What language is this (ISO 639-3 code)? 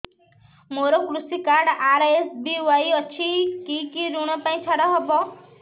ori